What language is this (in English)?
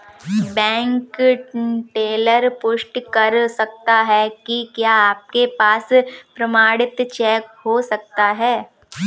Hindi